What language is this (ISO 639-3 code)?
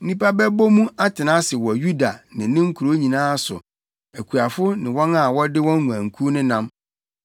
aka